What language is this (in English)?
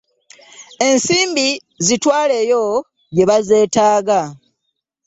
Ganda